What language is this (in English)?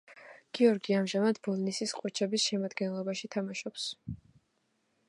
Georgian